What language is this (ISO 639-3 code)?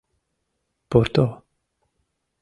chm